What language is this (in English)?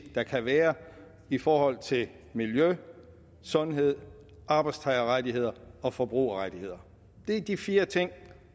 Danish